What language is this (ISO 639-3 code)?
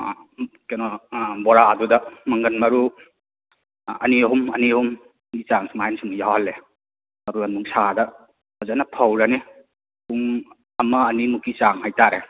mni